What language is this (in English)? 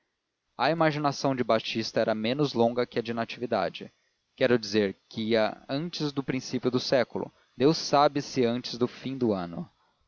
Portuguese